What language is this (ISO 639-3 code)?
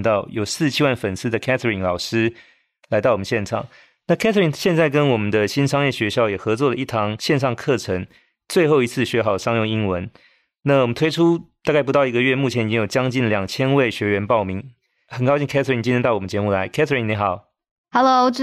zho